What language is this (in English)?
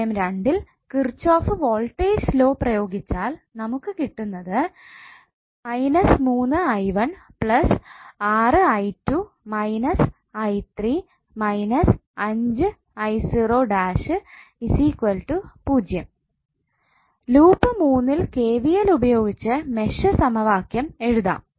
Malayalam